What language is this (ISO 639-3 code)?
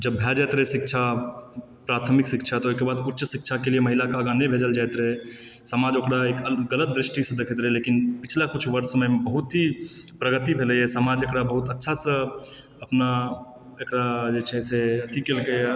mai